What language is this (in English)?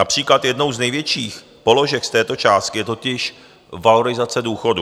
Czech